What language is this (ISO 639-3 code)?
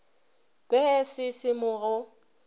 nso